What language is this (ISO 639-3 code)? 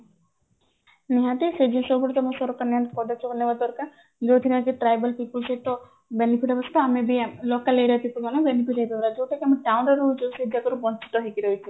ori